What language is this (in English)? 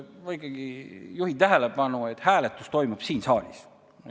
Estonian